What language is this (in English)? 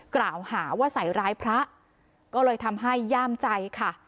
Thai